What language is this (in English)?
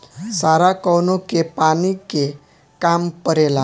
Bhojpuri